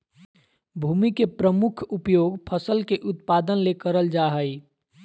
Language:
Magahi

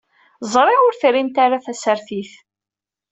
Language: Kabyle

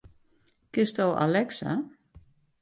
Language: Western Frisian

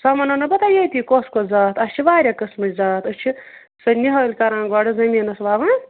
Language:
Kashmiri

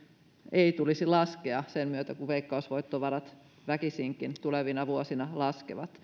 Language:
Finnish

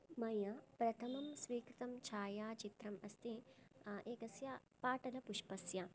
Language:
Sanskrit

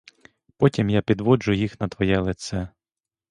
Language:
Ukrainian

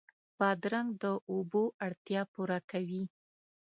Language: Pashto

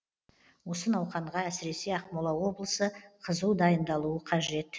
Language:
Kazakh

